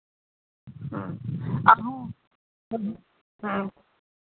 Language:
Santali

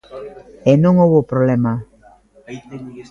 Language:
Galician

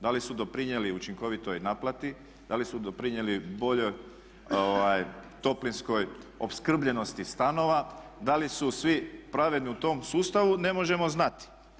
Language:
Croatian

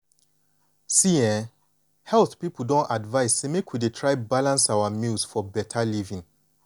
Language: Nigerian Pidgin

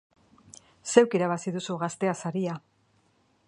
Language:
Basque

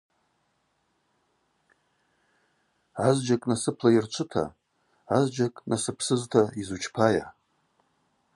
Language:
Abaza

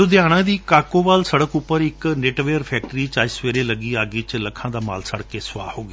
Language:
Punjabi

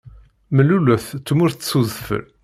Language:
Kabyle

